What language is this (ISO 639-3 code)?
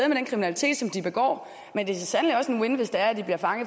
dan